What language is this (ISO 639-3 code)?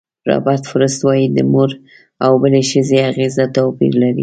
pus